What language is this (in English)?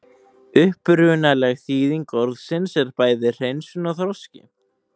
Icelandic